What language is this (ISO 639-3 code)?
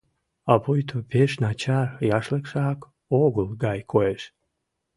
chm